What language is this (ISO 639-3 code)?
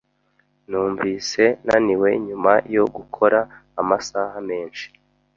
kin